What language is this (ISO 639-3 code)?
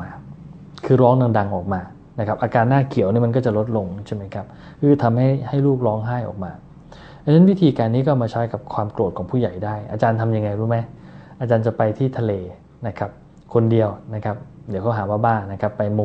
tha